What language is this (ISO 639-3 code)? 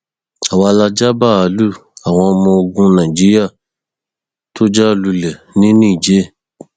yor